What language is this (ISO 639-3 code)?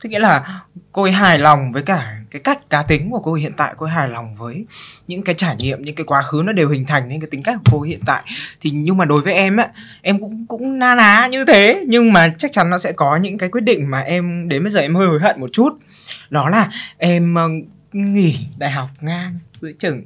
vie